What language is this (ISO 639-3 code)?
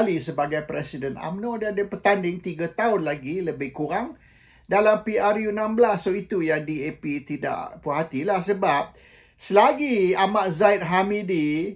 msa